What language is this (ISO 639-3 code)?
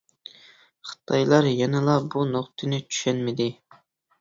uig